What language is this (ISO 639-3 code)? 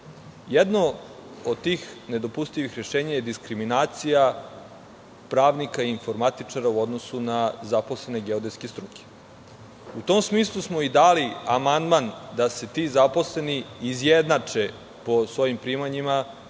srp